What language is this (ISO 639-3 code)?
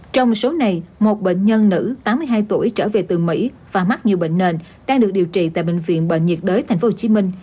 vie